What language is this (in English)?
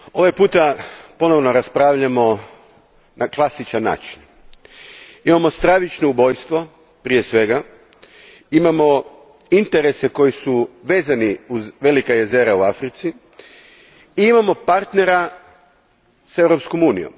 Croatian